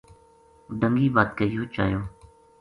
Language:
Gujari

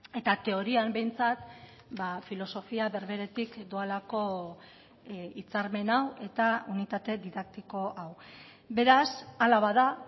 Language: Basque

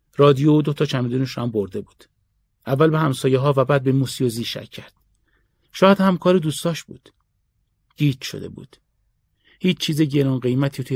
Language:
Persian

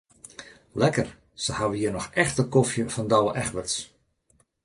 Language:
Western Frisian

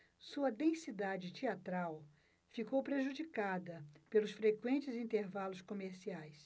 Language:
Portuguese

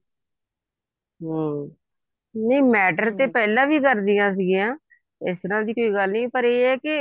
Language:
Punjabi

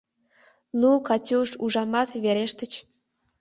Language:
Mari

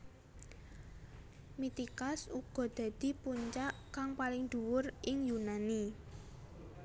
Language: Javanese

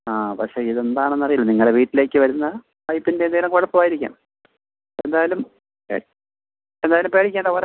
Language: Malayalam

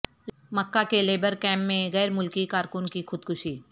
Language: Urdu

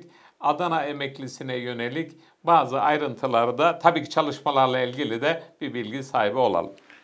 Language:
Turkish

